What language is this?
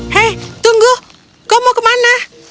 Indonesian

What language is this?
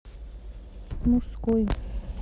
Russian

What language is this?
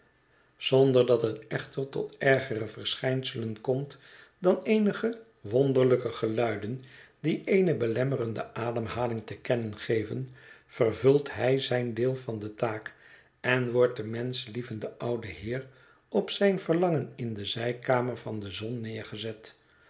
Dutch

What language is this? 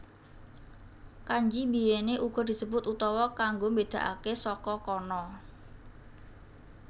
Javanese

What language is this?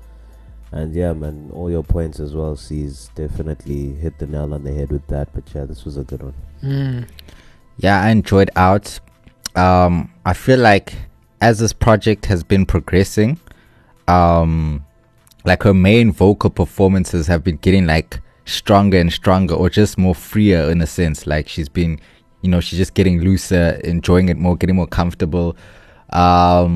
English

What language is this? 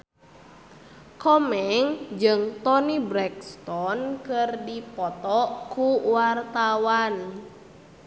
Sundanese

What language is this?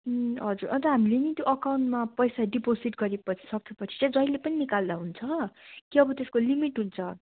Nepali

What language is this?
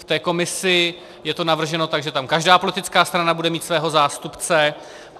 Czech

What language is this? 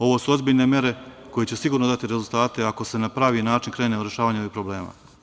Serbian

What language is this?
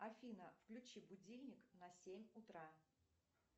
Russian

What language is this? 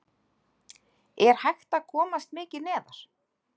Icelandic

